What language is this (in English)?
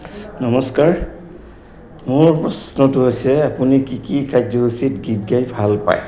Assamese